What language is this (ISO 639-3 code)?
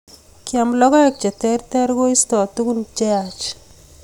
kln